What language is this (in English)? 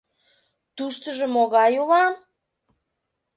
Mari